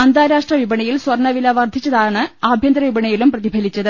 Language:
Malayalam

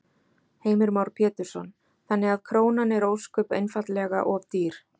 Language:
Icelandic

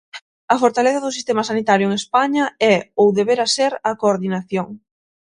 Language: Galician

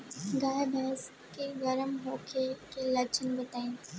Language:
Bhojpuri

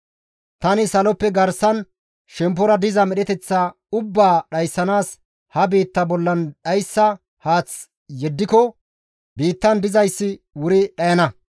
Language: Gamo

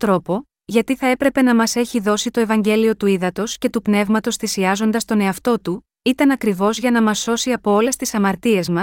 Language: Greek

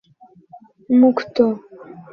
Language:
Bangla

